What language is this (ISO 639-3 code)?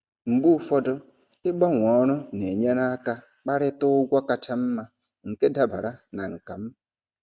ibo